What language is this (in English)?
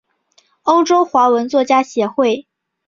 Chinese